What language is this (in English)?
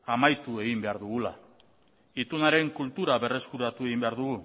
Basque